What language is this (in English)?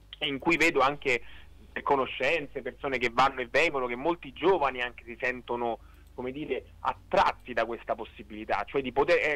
Italian